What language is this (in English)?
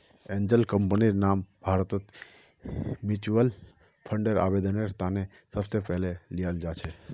Magahi